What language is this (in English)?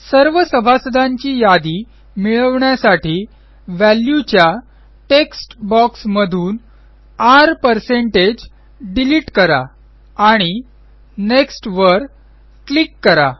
Marathi